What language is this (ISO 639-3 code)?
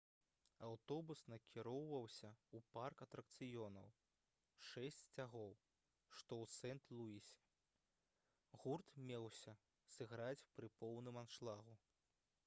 bel